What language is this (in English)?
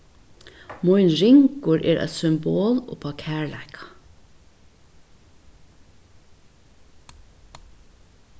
Faroese